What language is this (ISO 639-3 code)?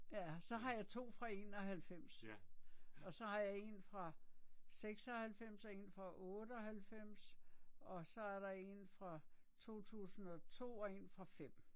dan